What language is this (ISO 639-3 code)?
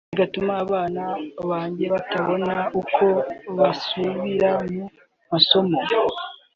kin